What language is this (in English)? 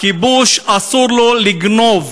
Hebrew